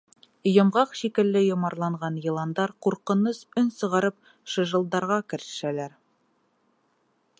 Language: Bashkir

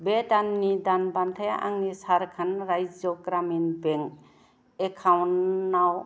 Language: Bodo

